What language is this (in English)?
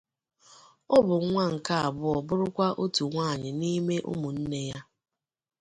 Igbo